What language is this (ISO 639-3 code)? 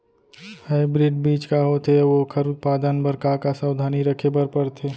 hne